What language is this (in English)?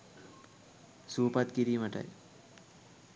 Sinhala